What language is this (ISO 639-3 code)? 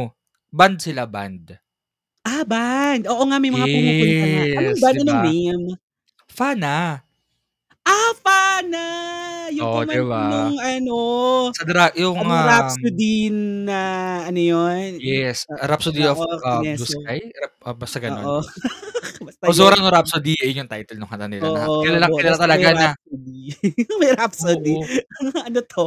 fil